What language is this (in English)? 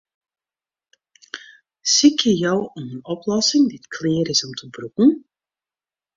Western Frisian